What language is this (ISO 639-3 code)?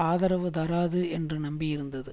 tam